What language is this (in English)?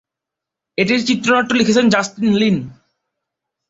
Bangla